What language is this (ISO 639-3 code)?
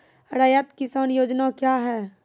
mai